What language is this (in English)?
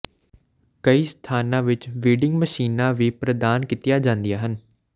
Punjabi